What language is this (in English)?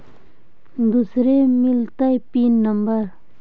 Magahi